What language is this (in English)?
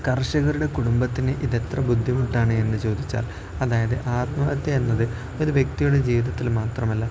Malayalam